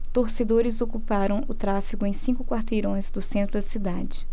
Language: Portuguese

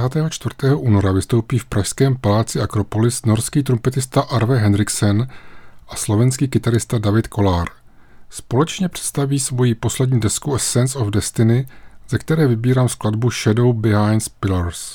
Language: Czech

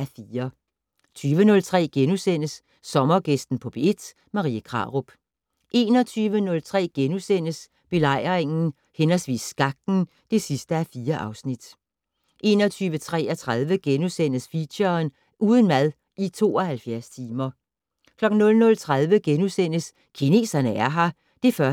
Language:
Danish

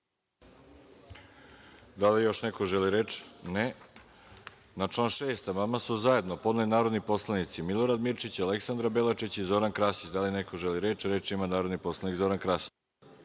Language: Serbian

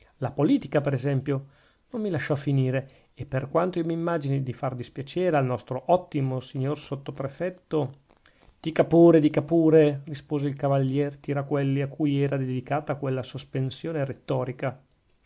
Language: Italian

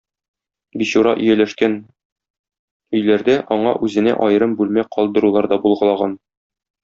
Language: Tatar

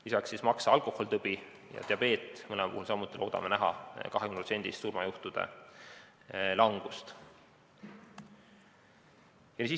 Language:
Estonian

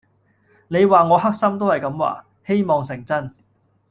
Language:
Cantonese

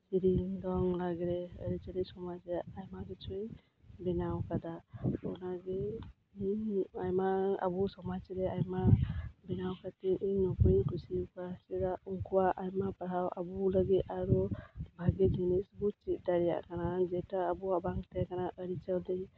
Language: Santali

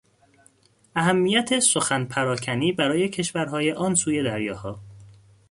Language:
Persian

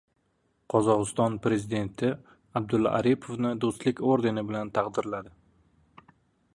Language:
Uzbek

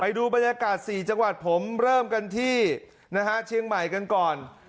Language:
Thai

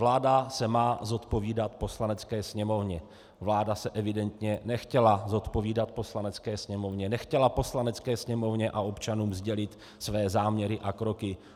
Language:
Czech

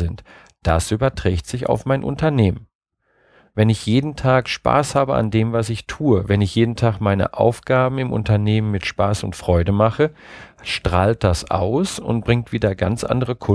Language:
German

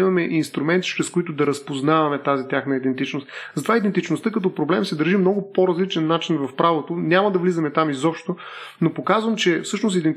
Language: Bulgarian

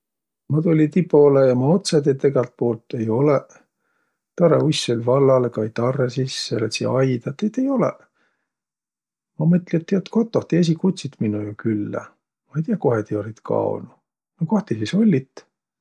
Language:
Võro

